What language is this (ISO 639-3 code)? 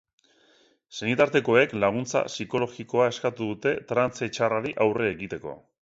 eus